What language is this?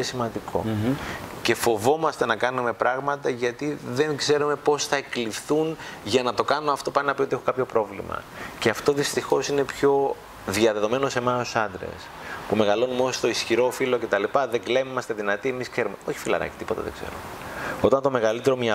Greek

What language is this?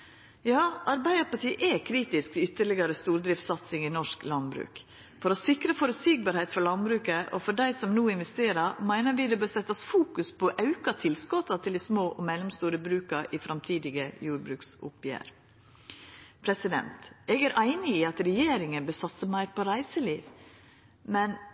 Norwegian Nynorsk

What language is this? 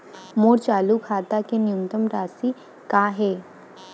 Chhattisgarhi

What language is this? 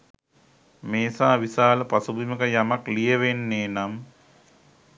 Sinhala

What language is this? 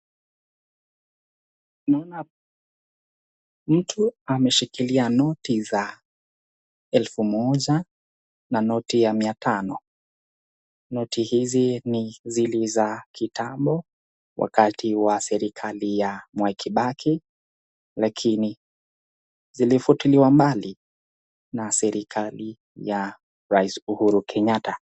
Swahili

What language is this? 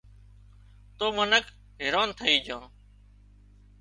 Wadiyara Koli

